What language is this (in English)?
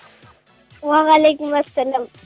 Kazakh